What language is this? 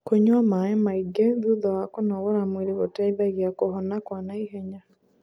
Kikuyu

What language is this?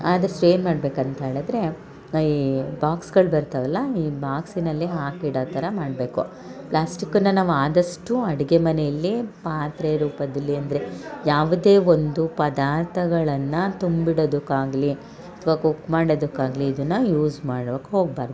Kannada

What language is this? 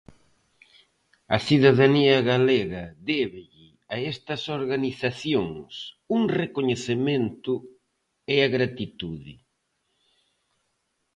Galician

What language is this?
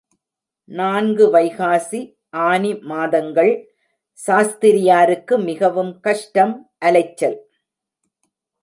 Tamil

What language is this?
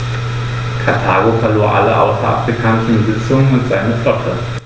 German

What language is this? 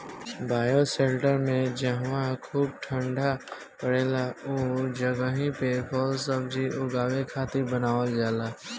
Bhojpuri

